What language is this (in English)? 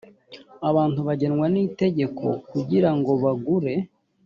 Kinyarwanda